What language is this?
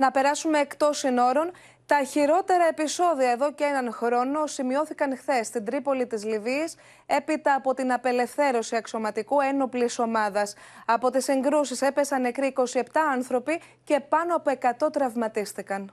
Greek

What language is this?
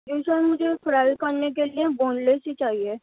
Urdu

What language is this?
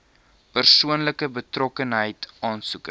Afrikaans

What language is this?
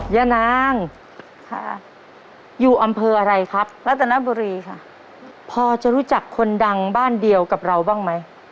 Thai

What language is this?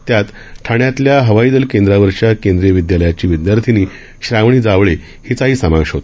Marathi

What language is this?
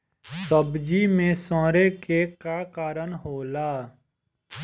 Bhojpuri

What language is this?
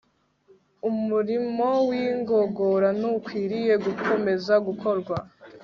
Kinyarwanda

